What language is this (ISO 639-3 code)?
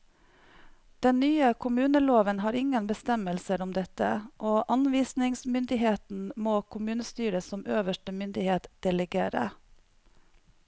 nor